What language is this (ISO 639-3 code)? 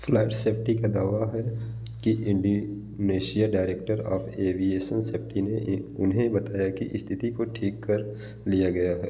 hin